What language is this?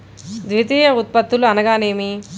Telugu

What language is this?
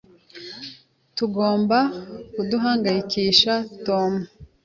Kinyarwanda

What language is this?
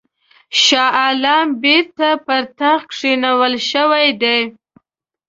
Pashto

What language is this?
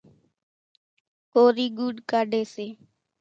Kachi Koli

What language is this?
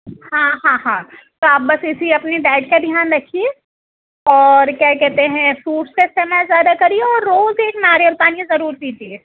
Urdu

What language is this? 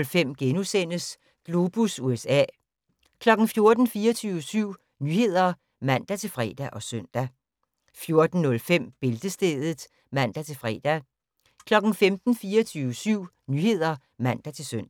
Danish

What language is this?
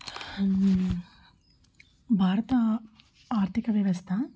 Telugu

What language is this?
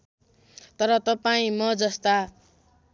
Nepali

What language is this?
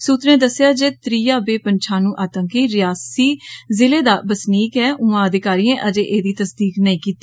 Dogri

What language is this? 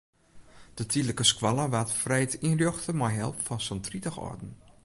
Western Frisian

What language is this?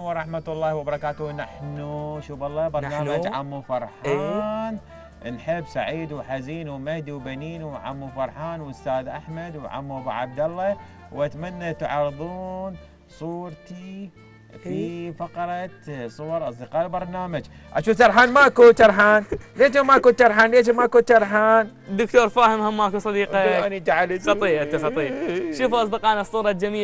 Arabic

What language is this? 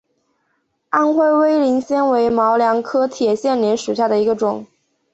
Chinese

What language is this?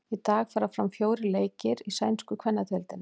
Icelandic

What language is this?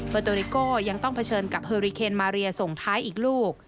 Thai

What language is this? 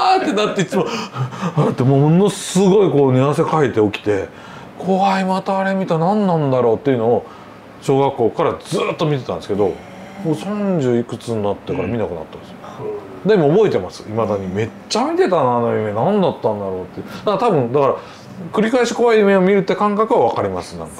Japanese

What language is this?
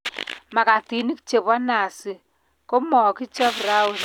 Kalenjin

